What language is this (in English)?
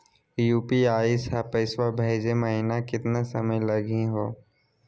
Magahi